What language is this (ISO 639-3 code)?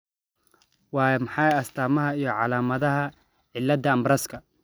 som